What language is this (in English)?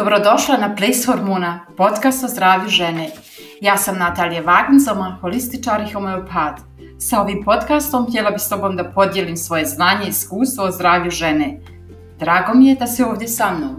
Croatian